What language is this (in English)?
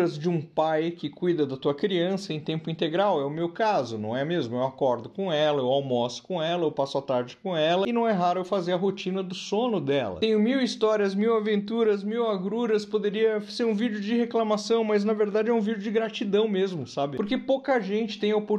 Portuguese